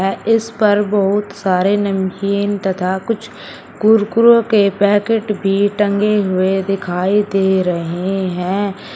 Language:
Hindi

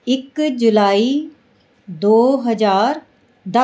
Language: Punjabi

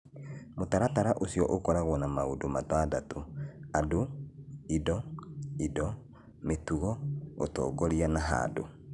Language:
Kikuyu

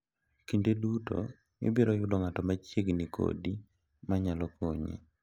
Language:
Luo (Kenya and Tanzania)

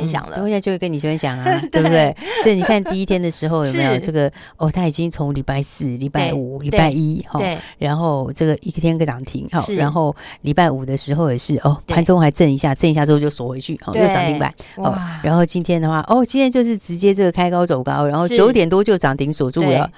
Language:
Chinese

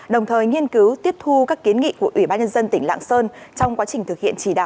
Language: Vietnamese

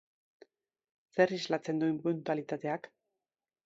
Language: Basque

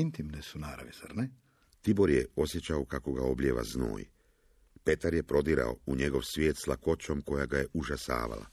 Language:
Croatian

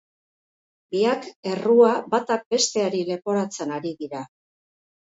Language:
Basque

